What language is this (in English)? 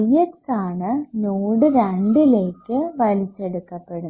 Malayalam